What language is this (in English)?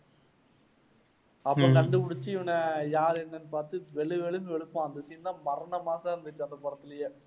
Tamil